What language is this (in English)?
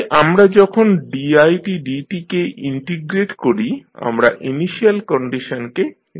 Bangla